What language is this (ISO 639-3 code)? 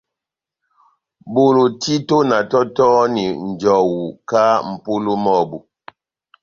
bnm